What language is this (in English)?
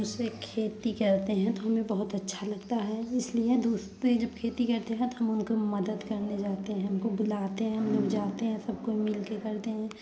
Hindi